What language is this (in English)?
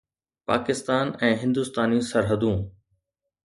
Sindhi